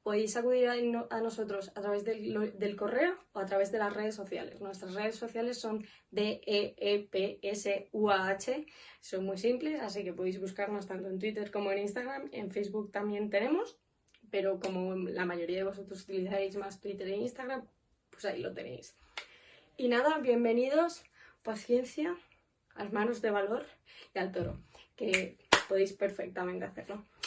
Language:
Spanish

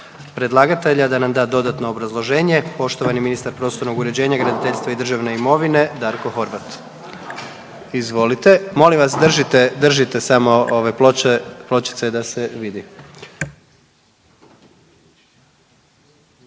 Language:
Croatian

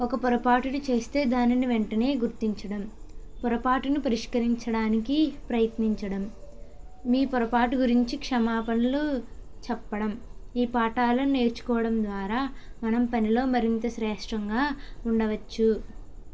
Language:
Telugu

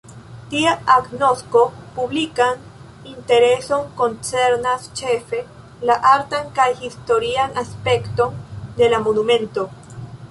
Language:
Esperanto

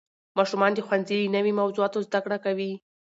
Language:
Pashto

